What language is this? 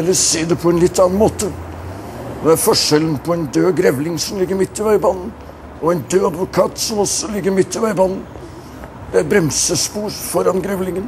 Norwegian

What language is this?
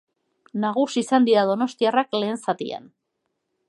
Basque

